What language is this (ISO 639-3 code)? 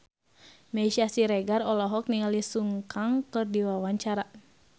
sun